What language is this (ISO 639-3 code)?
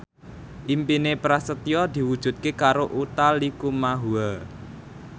jav